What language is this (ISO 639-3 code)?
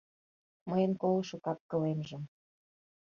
chm